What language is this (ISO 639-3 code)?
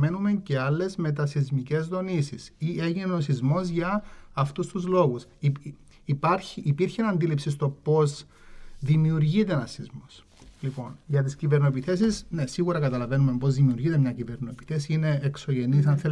ell